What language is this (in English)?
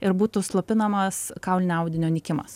Lithuanian